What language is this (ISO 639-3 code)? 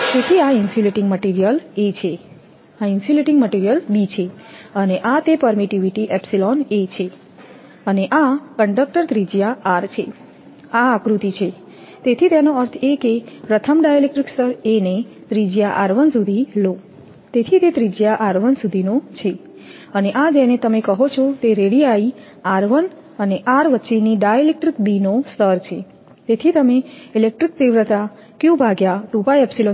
guj